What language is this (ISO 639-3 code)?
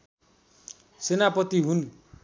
nep